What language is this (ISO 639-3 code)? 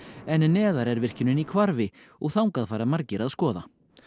isl